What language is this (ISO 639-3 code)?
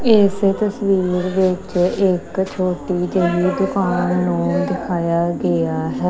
pan